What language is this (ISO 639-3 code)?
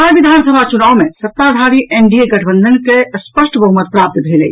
mai